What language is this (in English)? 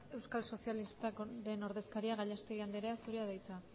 Basque